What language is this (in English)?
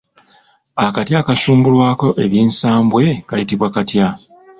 Ganda